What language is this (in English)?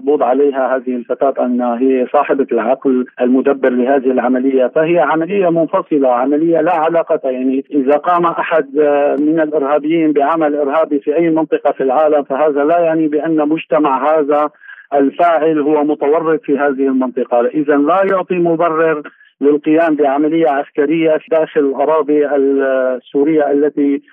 Arabic